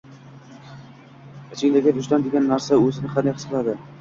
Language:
Uzbek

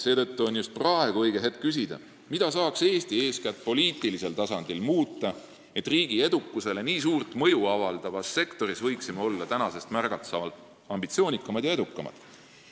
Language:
Estonian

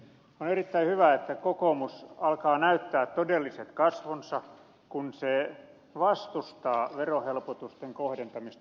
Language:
Finnish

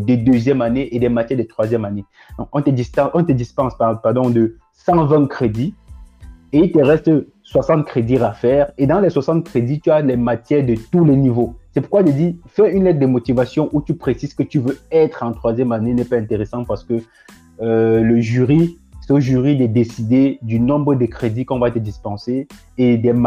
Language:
French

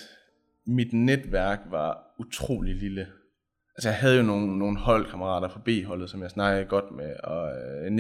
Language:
Danish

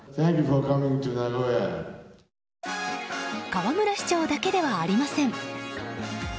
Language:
Japanese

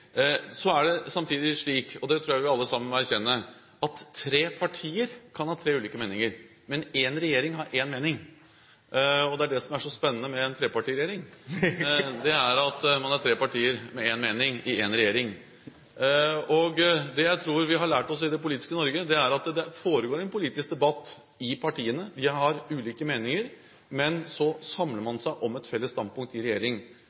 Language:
Norwegian Bokmål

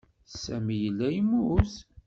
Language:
Kabyle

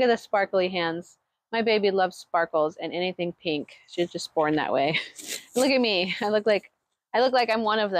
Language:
English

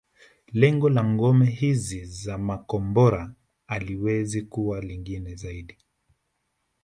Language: Swahili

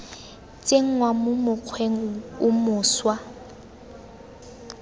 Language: Tswana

